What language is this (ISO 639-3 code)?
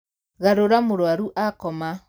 kik